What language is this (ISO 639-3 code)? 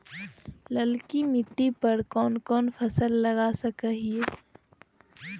mag